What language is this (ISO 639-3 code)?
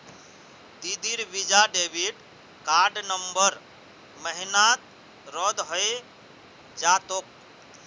mag